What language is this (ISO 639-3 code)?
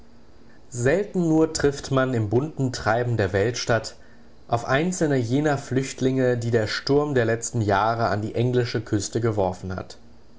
deu